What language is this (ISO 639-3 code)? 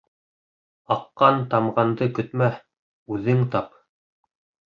bak